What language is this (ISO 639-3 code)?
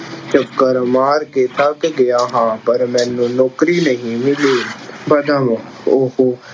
pan